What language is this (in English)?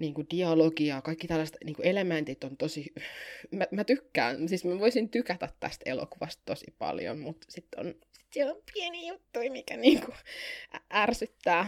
Finnish